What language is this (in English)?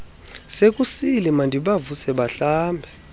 Xhosa